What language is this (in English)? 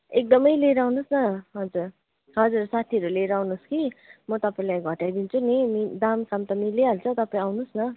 Nepali